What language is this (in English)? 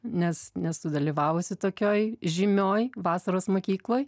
Lithuanian